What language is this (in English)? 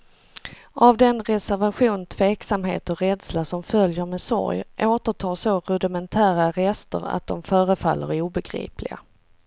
Swedish